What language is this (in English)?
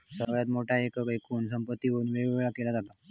Marathi